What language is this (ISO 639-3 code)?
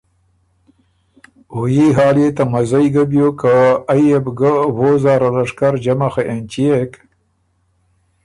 oru